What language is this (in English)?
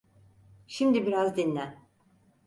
Turkish